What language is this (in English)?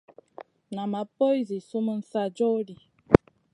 Masana